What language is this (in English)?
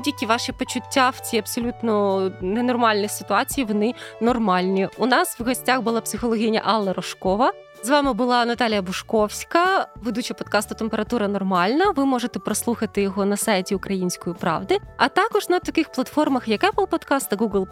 Ukrainian